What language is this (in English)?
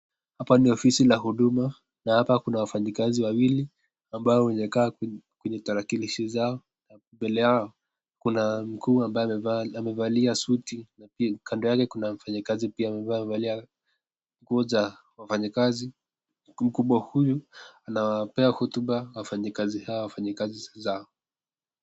Swahili